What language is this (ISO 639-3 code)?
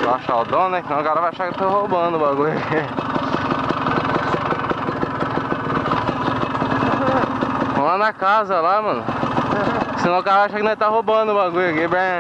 por